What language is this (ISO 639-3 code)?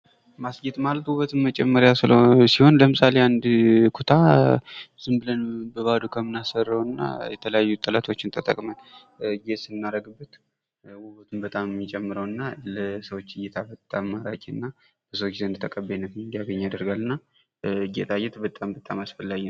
amh